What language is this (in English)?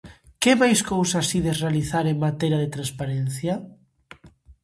Galician